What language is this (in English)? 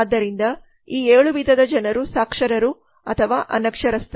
Kannada